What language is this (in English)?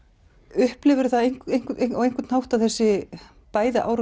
Icelandic